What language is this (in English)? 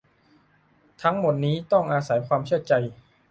Thai